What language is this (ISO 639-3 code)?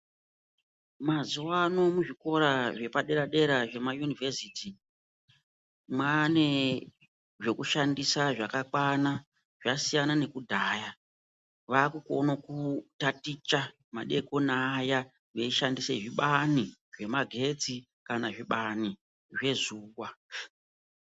ndc